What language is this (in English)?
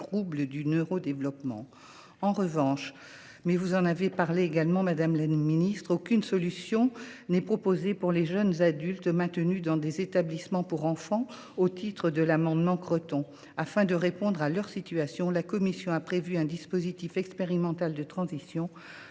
French